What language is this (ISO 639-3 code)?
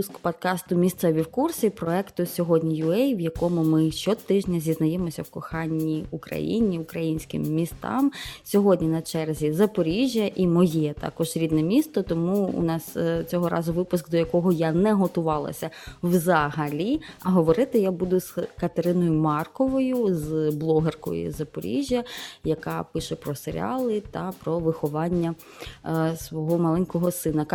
ukr